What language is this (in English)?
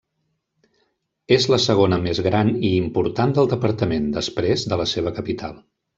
Catalan